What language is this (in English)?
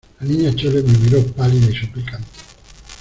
Spanish